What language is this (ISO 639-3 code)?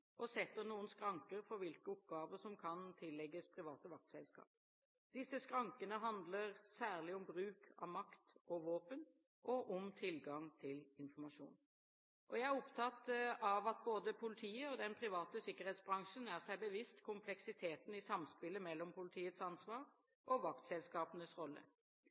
nob